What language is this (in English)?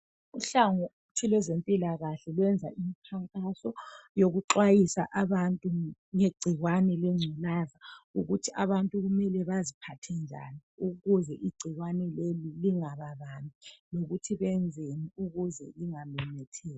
North Ndebele